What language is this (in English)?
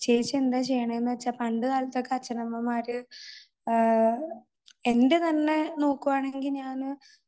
Malayalam